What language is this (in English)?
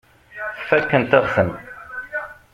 Kabyle